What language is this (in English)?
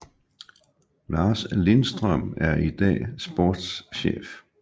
Danish